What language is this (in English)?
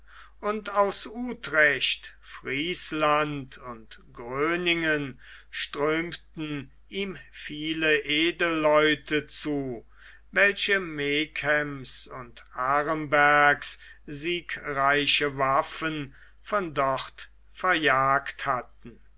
German